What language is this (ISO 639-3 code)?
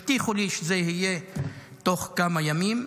heb